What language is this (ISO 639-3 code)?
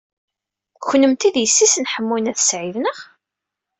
kab